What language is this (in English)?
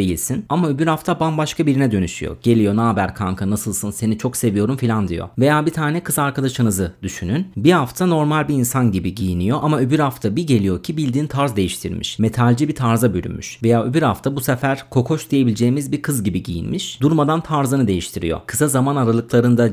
Turkish